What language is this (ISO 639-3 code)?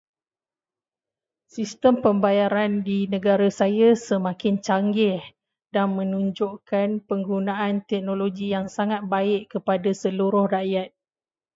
msa